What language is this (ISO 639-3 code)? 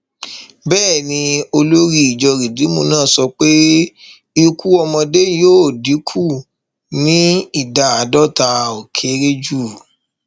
yor